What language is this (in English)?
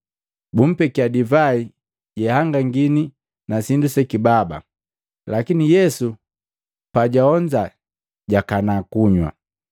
Matengo